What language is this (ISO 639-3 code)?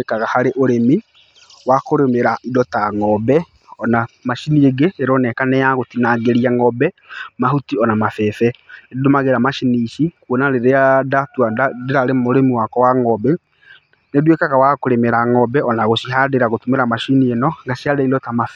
kik